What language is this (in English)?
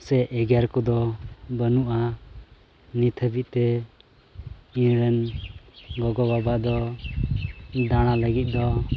Santali